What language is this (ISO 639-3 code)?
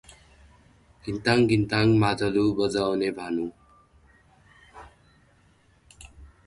nep